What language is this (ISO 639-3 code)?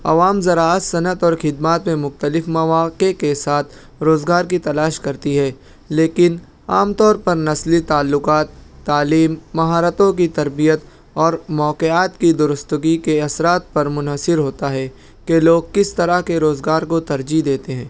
urd